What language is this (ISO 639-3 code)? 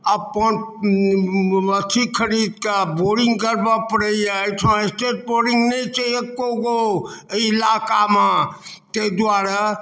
mai